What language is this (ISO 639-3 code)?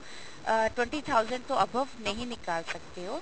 pan